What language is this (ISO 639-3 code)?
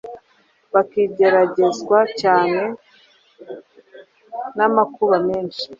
kin